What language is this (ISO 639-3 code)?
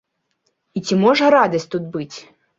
bel